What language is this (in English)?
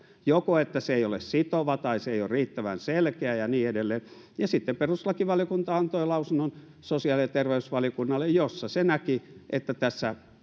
Finnish